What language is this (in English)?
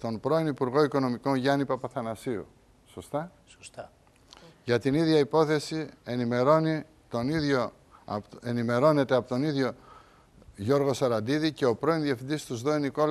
Greek